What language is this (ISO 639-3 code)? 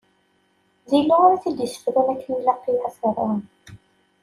kab